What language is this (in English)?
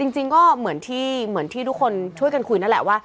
Thai